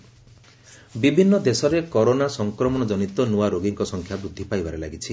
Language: Odia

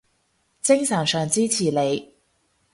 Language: Cantonese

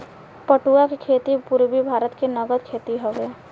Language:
Bhojpuri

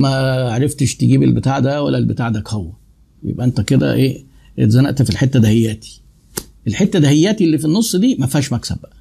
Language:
Arabic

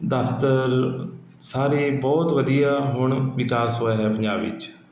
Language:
Punjabi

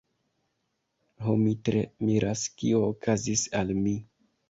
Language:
Esperanto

